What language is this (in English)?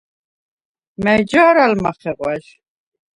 Svan